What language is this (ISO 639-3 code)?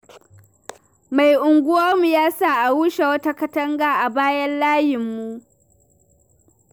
hau